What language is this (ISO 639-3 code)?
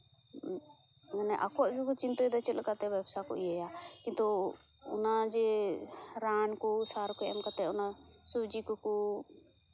sat